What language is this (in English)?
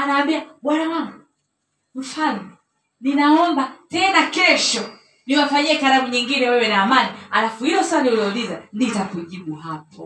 Swahili